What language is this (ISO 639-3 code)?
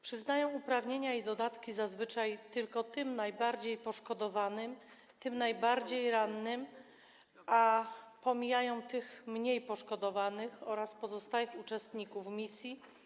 pol